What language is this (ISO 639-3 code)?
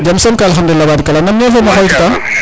srr